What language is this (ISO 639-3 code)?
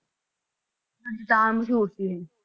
pan